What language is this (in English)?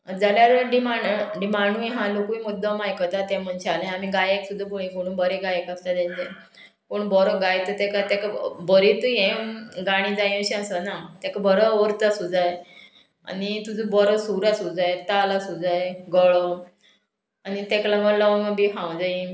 Konkani